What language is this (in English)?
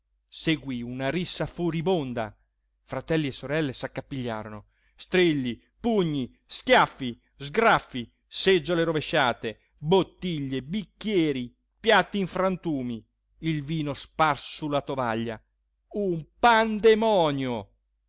Italian